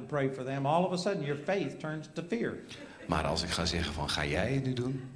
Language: Dutch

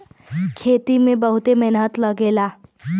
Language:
Bhojpuri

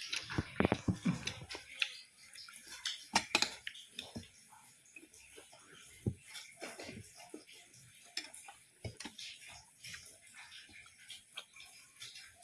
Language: Indonesian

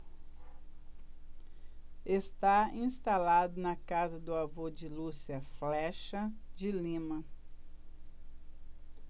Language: Portuguese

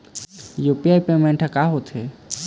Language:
Chhattisgarhi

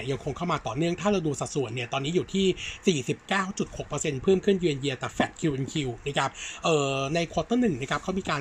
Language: Thai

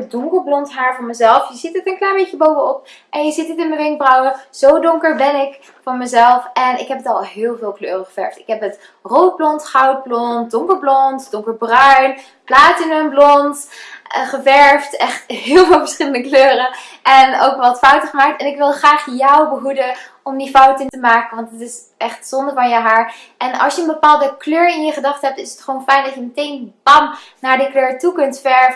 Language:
Dutch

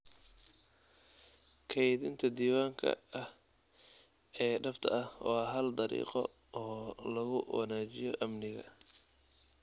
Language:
Somali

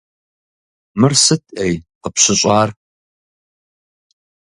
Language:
Kabardian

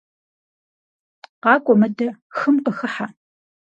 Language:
Kabardian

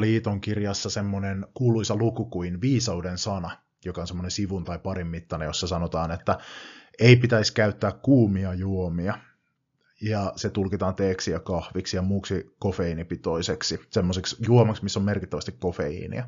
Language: Finnish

